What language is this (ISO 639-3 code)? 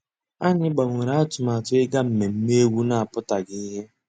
ibo